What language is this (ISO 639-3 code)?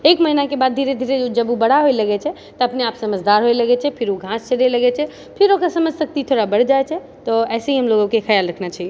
mai